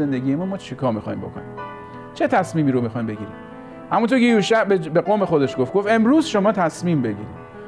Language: Persian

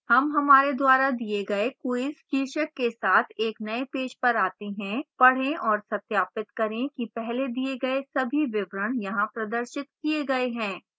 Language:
Hindi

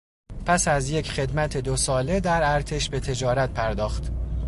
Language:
Persian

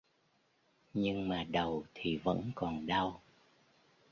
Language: Vietnamese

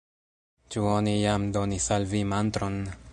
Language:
Esperanto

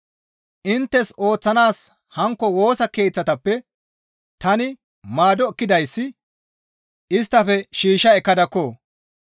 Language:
Gamo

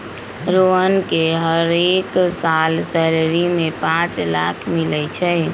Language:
Magahi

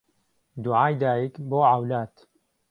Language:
Central Kurdish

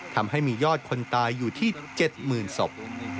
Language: Thai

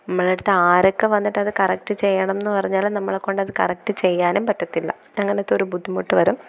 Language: Malayalam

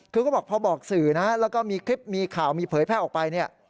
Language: Thai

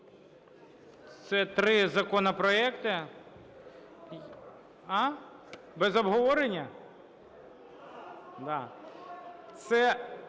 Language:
Ukrainian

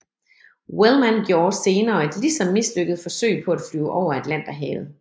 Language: Danish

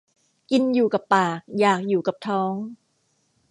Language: Thai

